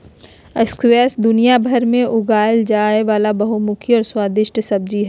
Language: Magahi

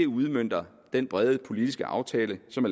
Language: Danish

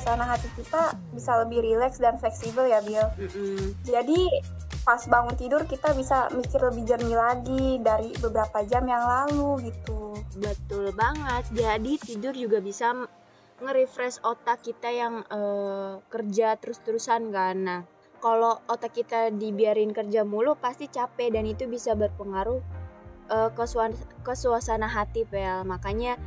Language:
Indonesian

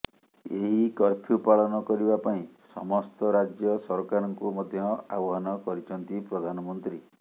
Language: Odia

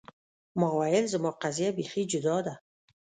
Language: Pashto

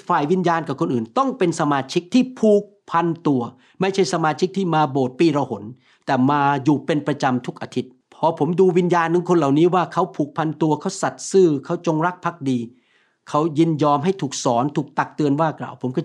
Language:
Thai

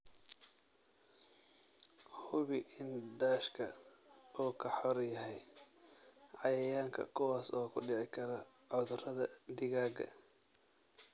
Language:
Somali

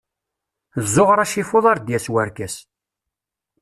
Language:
Kabyle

